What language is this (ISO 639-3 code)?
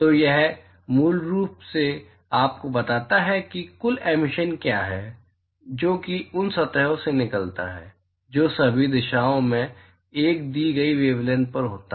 hin